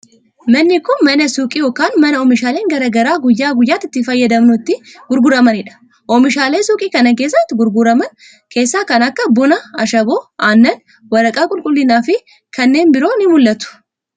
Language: Oromo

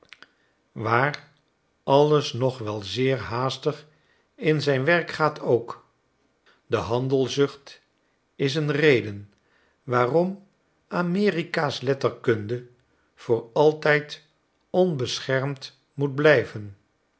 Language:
Dutch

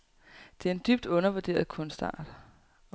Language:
Danish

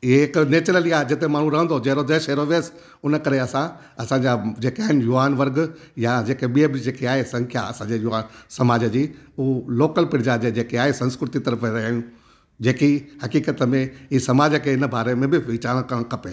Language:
Sindhi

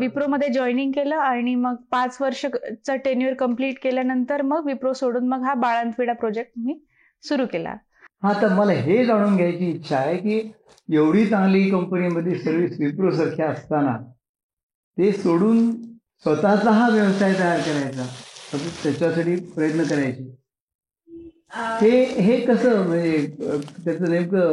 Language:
Marathi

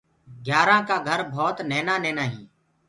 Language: Gurgula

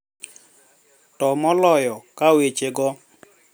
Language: Luo (Kenya and Tanzania)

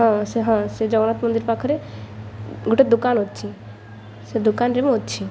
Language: Odia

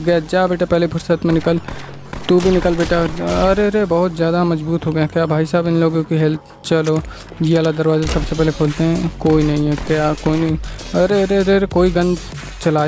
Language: Hindi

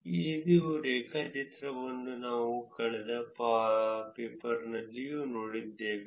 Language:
Kannada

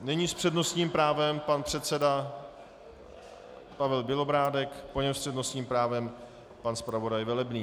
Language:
Czech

